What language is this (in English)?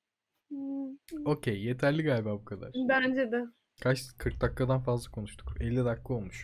Turkish